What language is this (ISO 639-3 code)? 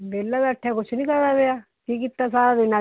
pan